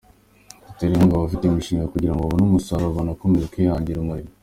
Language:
Kinyarwanda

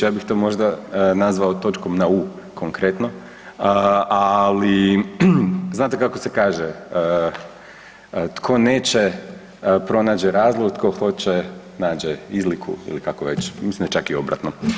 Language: Croatian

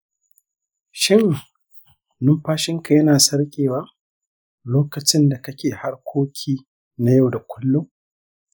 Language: Hausa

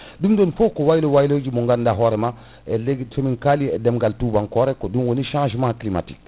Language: Fula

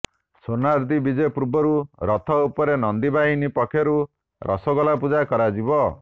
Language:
Odia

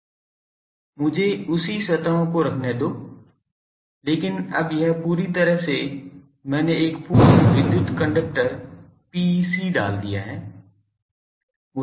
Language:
Hindi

